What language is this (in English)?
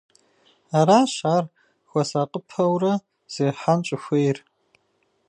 Kabardian